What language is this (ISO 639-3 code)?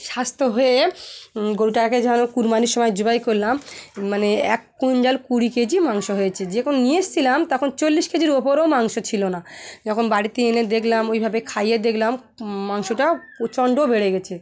ben